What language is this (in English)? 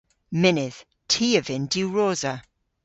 Cornish